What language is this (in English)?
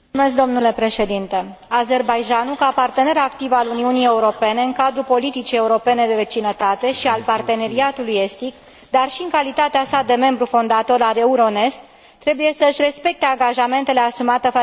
Romanian